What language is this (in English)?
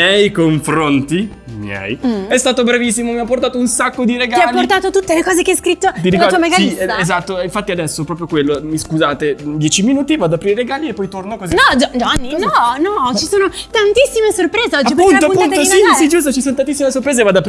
Italian